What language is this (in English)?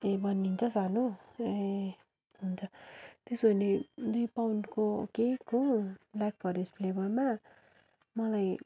Nepali